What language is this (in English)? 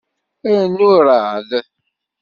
Kabyle